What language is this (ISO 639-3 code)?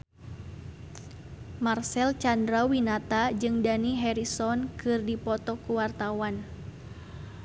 sun